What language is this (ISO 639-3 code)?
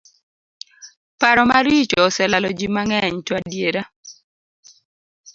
luo